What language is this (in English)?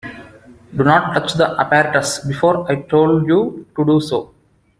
English